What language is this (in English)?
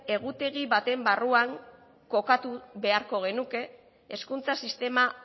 Basque